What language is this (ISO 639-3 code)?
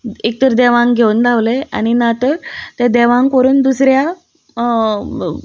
kok